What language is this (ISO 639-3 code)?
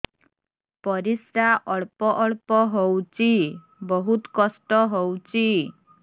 ori